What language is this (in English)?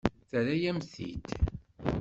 Kabyle